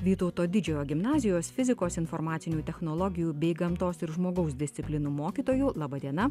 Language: Lithuanian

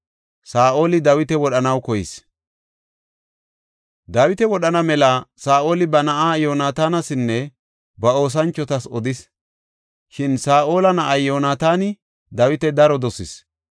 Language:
Gofa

